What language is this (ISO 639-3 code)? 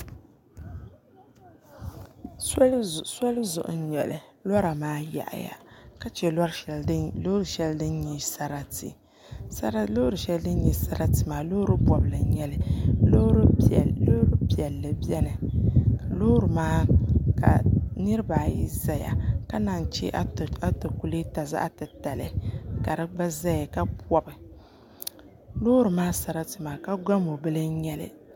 dag